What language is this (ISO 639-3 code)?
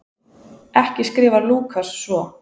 isl